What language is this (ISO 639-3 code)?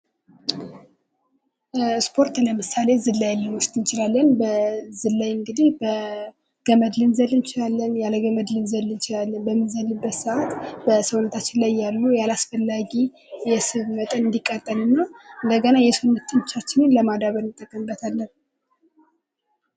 amh